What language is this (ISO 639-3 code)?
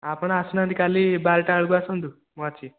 ori